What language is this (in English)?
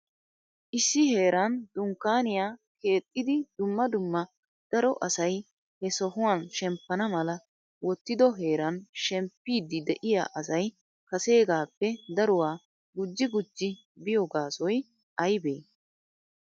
Wolaytta